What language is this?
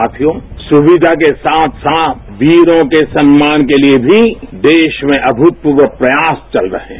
Hindi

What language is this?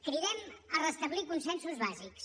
Catalan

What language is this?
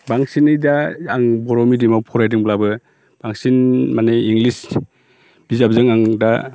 Bodo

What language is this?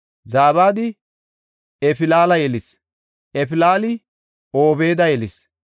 Gofa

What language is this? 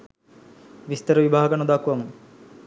Sinhala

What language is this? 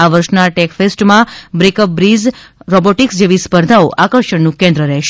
Gujarati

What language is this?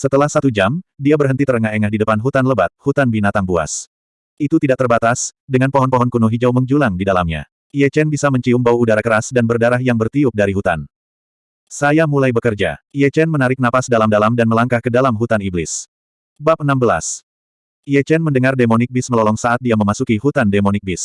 Indonesian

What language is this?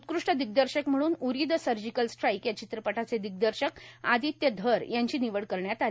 Marathi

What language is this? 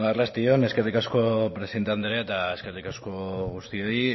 Basque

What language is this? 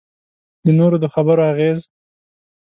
Pashto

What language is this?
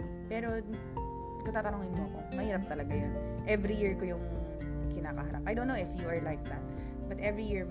Filipino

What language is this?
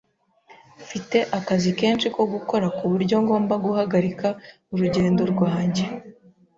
Kinyarwanda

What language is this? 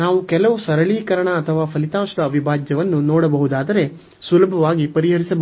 Kannada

